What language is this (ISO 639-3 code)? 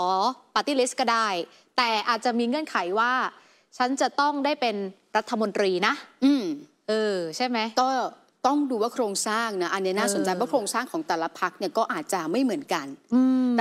tha